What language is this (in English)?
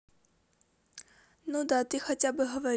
Russian